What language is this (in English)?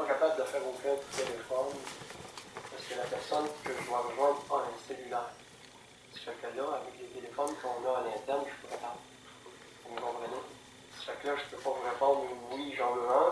French